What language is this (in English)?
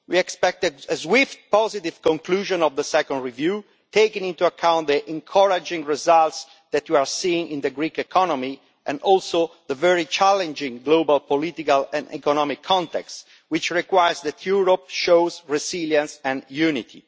English